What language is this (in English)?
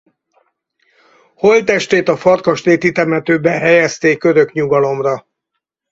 Hungarian